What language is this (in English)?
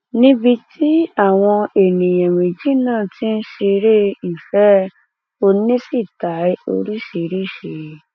Yoruba